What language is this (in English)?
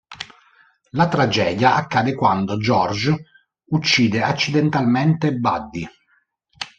Italian